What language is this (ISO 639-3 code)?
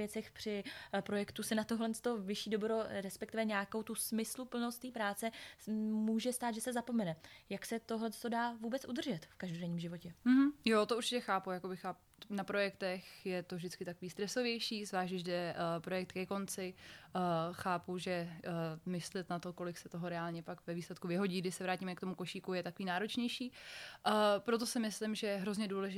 ces